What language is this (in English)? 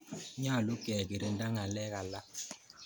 Kalenjin